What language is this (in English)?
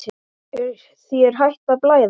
Icelandic